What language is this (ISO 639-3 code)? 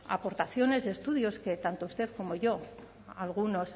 spa